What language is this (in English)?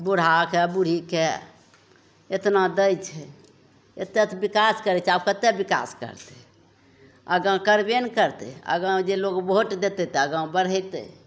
Maithili